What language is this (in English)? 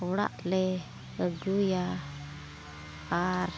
Santali